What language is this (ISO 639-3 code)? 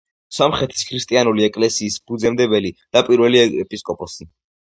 kat